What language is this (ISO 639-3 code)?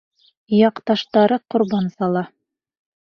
bak